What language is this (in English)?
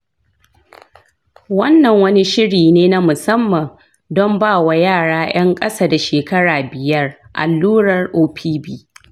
Hausa